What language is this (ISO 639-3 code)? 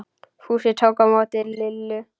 isl